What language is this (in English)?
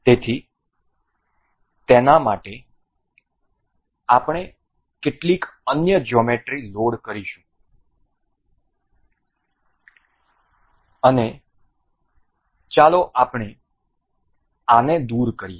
Gujarati